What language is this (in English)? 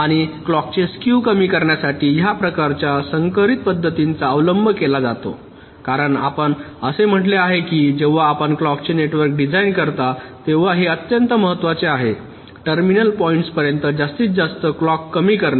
Marathi